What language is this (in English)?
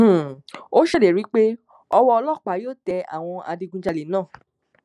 Yoruba